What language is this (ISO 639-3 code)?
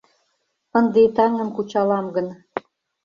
chm